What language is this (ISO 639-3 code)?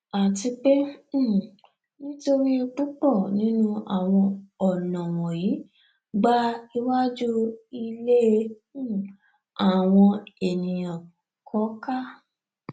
yor